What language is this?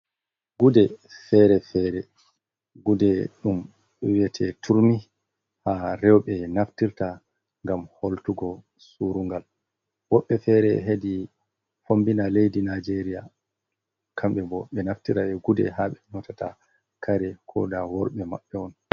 Fula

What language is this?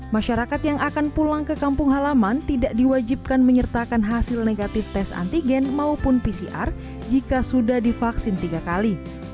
Indonesian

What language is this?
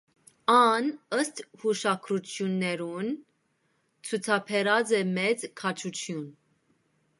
Armenian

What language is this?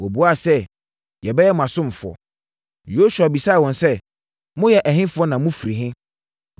Akan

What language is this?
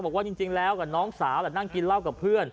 Thai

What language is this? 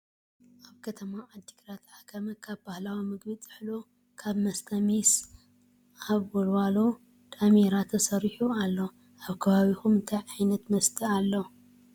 Tigrinya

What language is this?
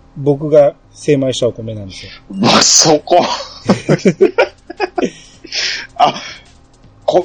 Japanese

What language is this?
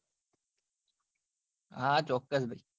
Gujarati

